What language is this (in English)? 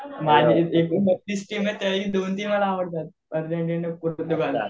Marathi